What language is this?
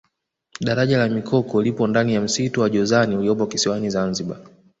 Swahili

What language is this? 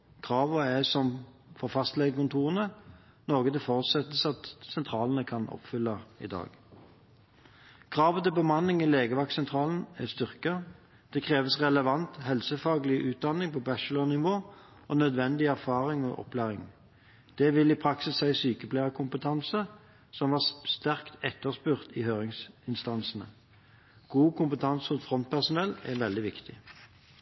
Norwegian Bokmål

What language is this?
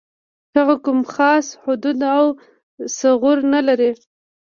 Pashto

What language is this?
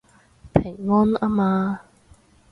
Cantonese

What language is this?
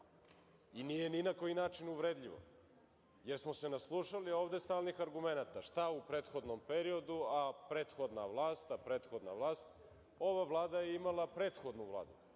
Serbian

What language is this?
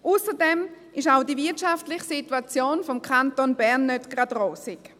Swiss German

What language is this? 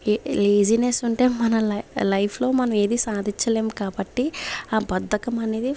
Telugu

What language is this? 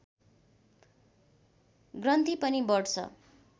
Nepali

